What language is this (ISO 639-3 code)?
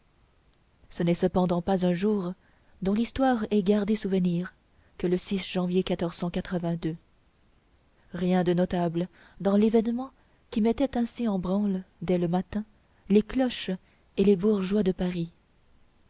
fra